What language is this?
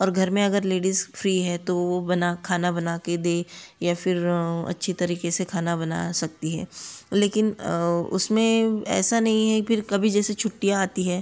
Hindi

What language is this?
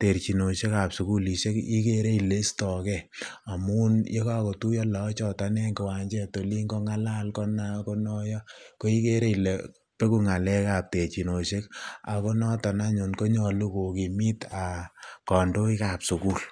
Kalenjin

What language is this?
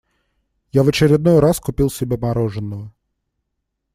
Russian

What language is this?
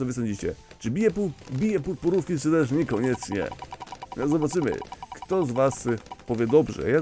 Polish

